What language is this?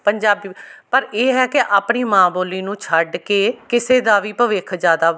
Punjabi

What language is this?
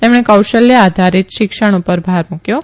Gujarati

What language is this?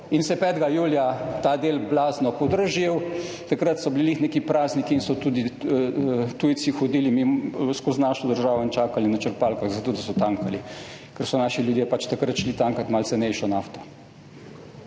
Slovenian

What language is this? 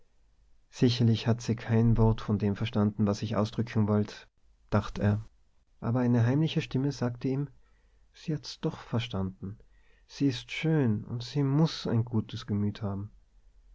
German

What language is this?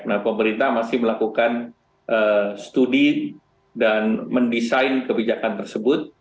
Indonesian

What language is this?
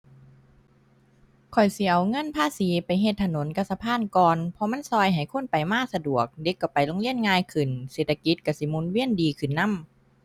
Thai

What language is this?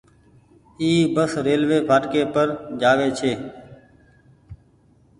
Goaria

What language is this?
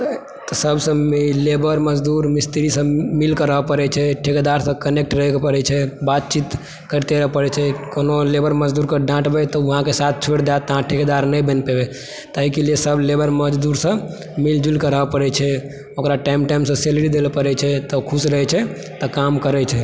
Maithili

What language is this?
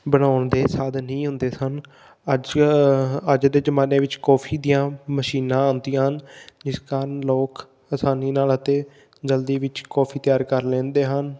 Punjabi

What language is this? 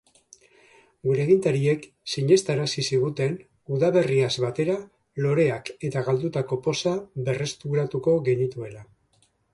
Basque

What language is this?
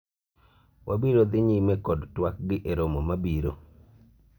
Luo (Kenya and Tanzania)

